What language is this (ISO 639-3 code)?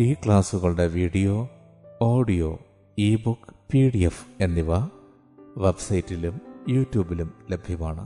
mal